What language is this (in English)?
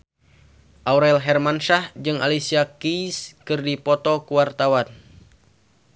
Sundanese